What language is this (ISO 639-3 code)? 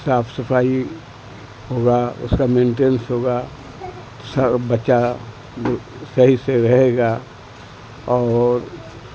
urd